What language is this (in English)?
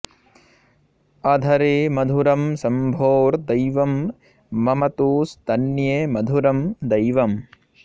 Sanskrit